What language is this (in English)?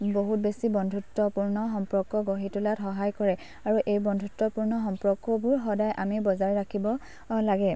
Assamese